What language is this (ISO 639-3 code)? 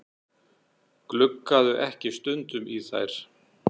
isl